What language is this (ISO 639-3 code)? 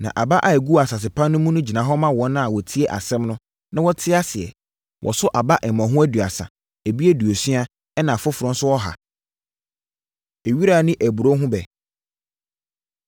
aka